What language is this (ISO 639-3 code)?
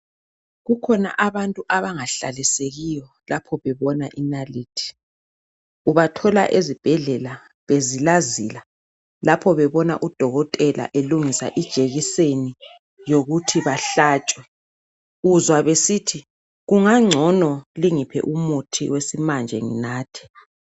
nde